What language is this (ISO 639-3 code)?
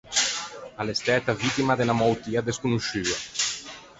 lij